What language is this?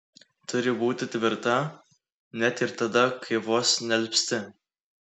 Lithuanian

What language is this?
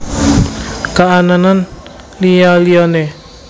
Javanese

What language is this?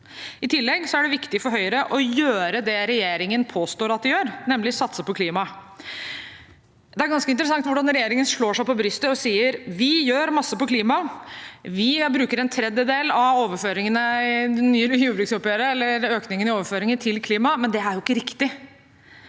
Norwegian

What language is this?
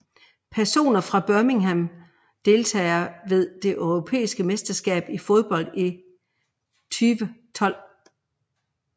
Danish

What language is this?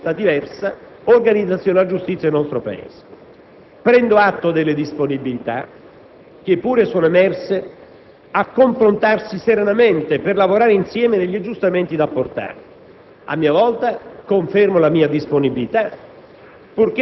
Italian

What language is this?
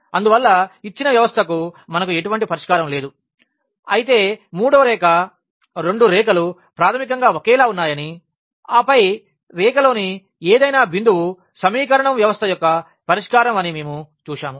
Telugu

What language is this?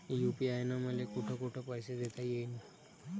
Marathi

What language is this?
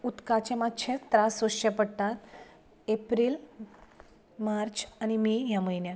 Konkani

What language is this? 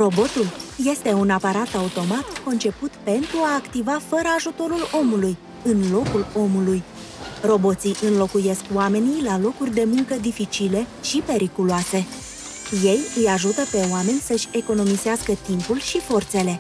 Romanian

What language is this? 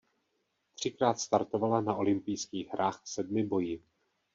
Czech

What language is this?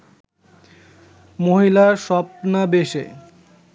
Bangla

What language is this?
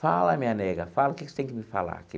Portuguese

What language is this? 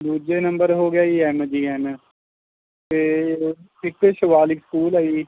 Punjabi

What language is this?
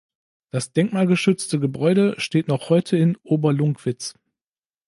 German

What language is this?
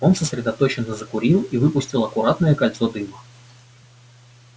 Russian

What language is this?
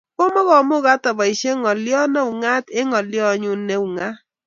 Kalenjin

